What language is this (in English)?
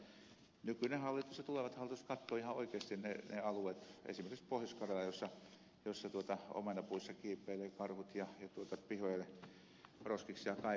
Finnish